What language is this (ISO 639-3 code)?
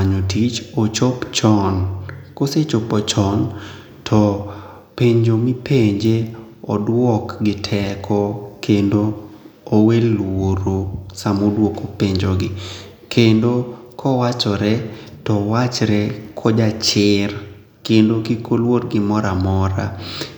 luo